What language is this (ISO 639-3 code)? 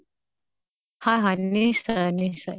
asm